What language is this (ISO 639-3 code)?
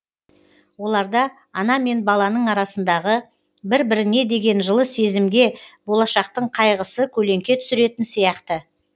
kaz